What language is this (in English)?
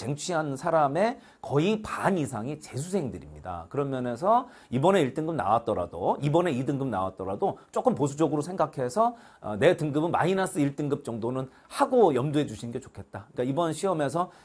Korean